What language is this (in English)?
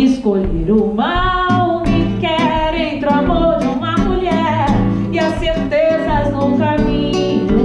Portuguese